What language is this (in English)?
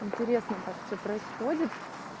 Russian